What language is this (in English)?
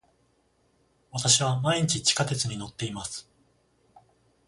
Japanese